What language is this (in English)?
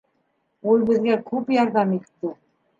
Bashkir